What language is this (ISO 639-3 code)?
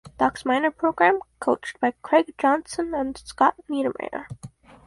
eng